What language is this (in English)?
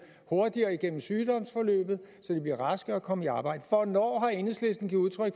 Danish